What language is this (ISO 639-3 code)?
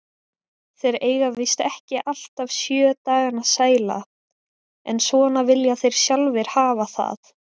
isl